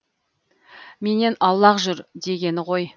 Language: Kazakh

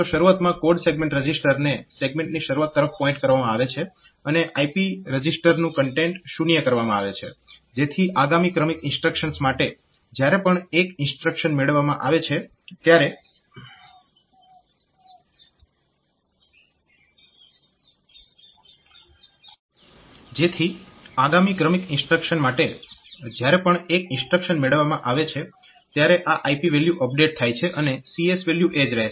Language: Gujarati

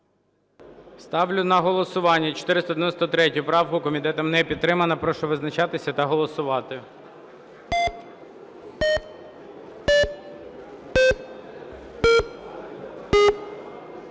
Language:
Ukrainian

